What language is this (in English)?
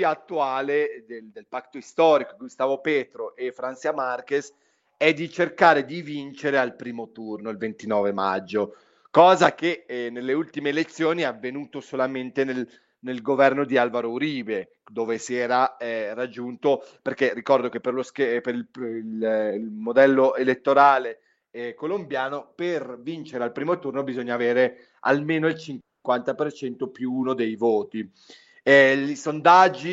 Italian